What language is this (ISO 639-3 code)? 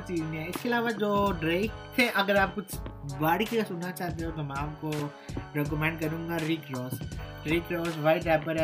urd